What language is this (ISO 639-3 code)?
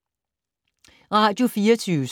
dan